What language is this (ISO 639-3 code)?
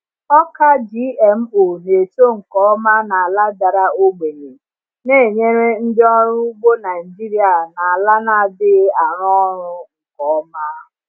ibo